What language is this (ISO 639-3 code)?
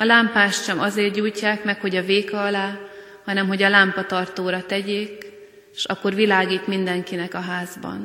hun